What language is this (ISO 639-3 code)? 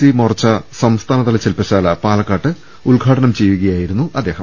mal